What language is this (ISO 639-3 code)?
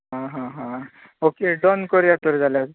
kok